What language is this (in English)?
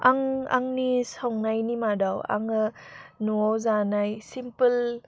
Bodo